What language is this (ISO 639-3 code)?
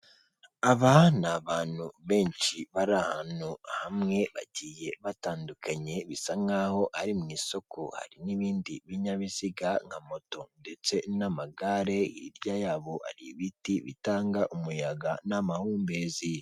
kin